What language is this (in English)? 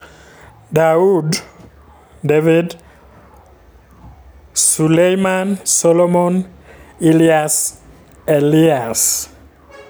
Luo (Kenya and Tanzania)